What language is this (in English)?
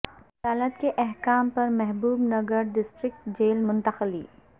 Urdu